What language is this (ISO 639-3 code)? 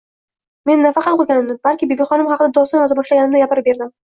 uzb